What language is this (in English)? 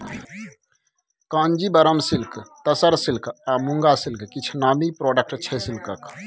Maithili